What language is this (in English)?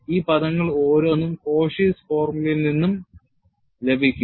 Malayalam